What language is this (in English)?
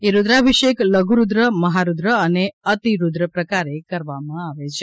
Gujarati